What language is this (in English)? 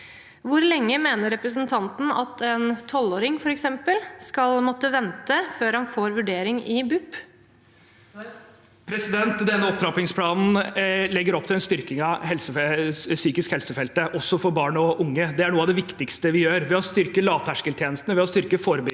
Norwegian